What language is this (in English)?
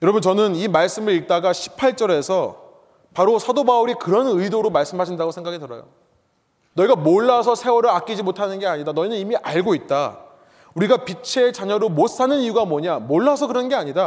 Korean